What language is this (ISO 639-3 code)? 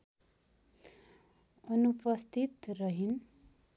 nep